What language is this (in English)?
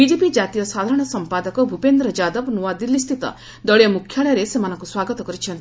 Odia